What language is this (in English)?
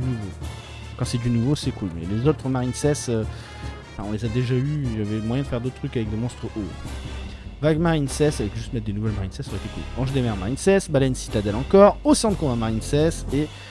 French